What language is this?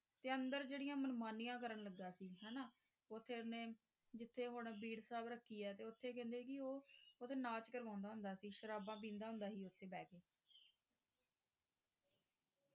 Punjabi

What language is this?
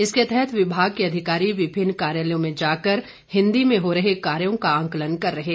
Hindi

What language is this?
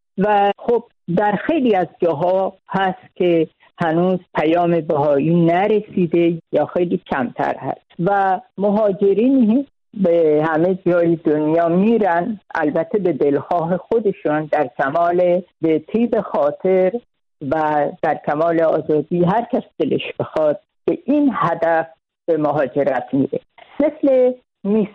Persian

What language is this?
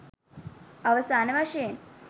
Sinhala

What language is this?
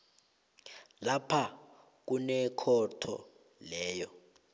South Ndebele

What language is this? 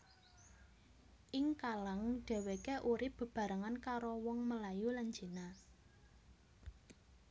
Javanese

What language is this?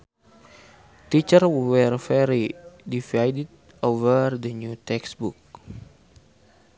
Sundanese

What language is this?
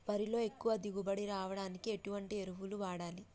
Telugu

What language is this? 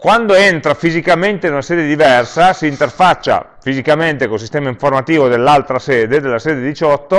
Italian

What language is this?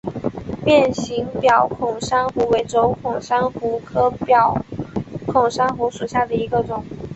Chinese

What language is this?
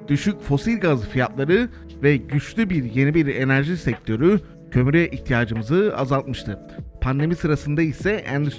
Turkish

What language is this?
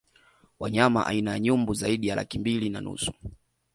Swahili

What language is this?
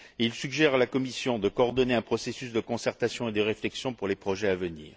French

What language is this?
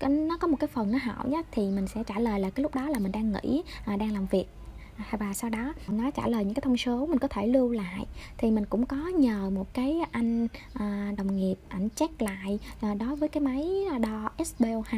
Vietnamese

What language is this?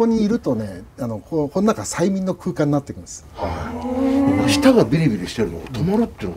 Japanese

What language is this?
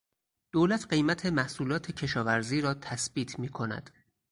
Persian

